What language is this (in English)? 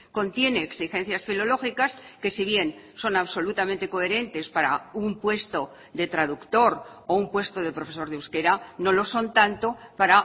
Spanish